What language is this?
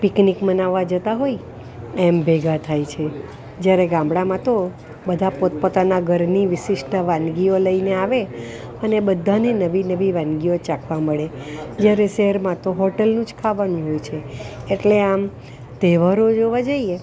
Gujarati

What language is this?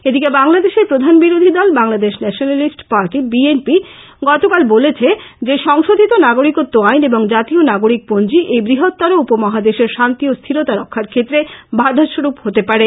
Bangla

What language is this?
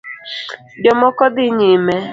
Luo (Kenya and Tanzania)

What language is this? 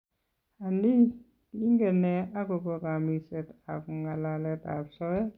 Kalenjin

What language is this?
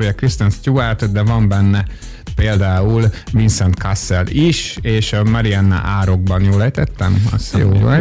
Hungarian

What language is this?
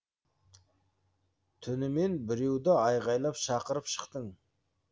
Kazakh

